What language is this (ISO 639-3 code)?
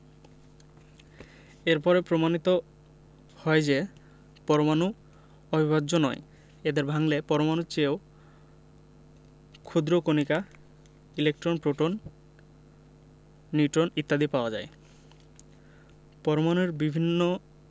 ben